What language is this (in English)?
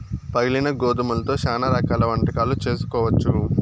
Telugu